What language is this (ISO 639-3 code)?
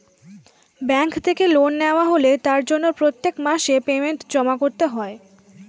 ben